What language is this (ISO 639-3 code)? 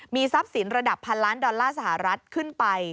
tha